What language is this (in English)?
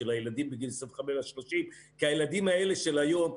Hebrew